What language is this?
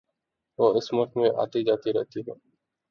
Urdu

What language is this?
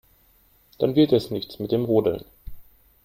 German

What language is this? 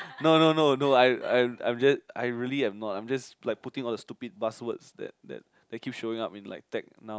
English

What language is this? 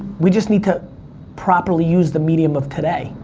English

